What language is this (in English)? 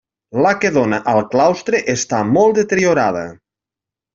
Catalan